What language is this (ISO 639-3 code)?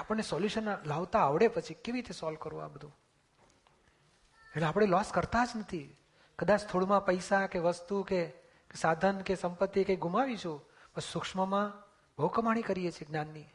guj